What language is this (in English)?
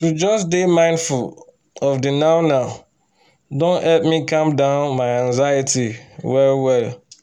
Nigerian Pidgin